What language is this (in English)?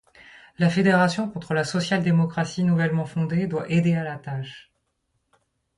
French